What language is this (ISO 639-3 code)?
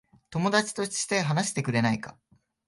jpn